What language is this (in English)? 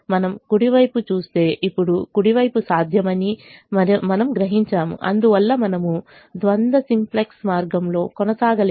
Telugu